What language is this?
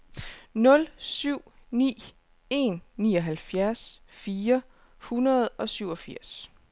Danish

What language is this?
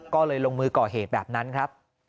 Thai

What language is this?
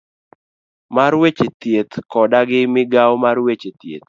Luo (Kenya and Tanzania)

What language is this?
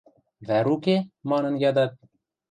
Western Mari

